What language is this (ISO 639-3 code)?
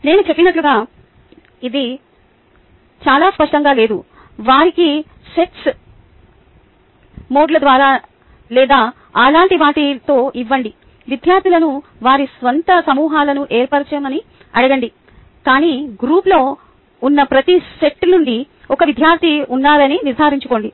tel